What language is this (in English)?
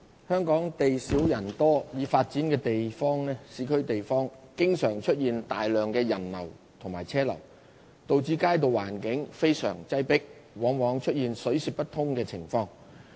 Cantonese